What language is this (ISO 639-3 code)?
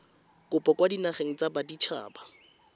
tsn